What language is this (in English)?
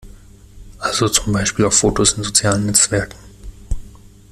German